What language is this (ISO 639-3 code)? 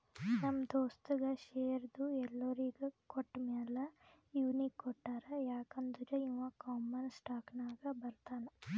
kan